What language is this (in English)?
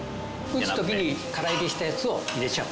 Japanese